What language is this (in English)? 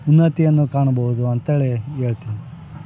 Kannada